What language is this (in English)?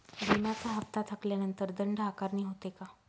Marathi